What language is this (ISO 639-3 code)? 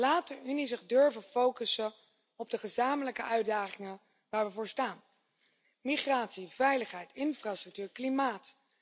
nld